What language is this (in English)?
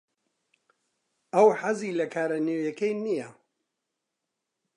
Central Kurdish